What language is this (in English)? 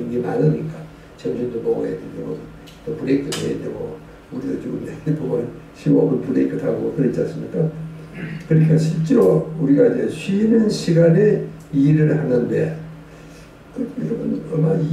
Korean